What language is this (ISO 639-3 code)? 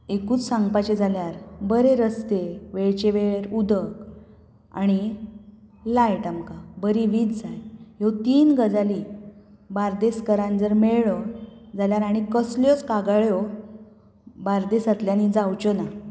kok